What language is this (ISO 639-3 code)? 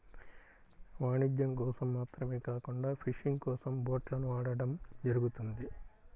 tel